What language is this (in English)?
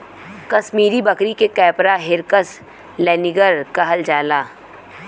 Bhojpuri